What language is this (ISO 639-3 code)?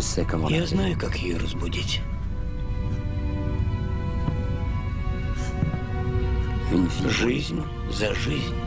rus